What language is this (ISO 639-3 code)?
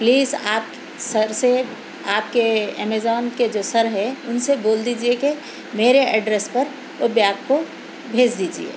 urd